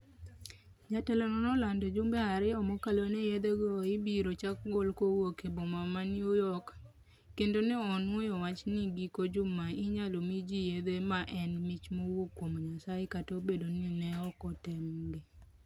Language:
Luo (Kenya and Tanzania)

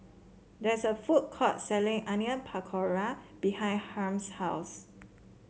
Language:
English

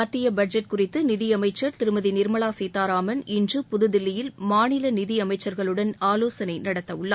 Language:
Tamil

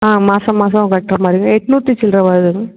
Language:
Tamil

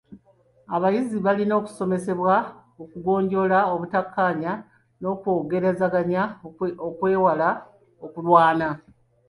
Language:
Ganda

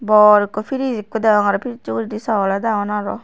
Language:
Chakma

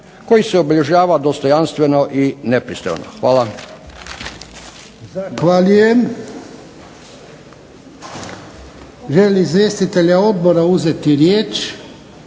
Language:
Croatian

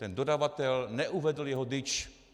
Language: Czech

